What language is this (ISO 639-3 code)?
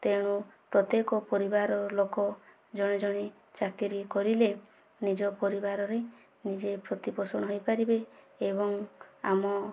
ori